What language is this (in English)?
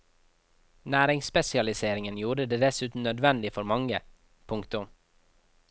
Norwegian